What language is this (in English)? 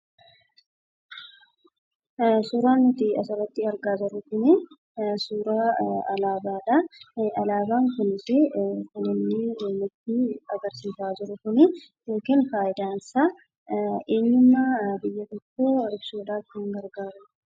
Oromo